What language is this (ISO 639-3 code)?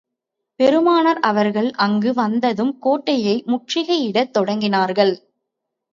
tam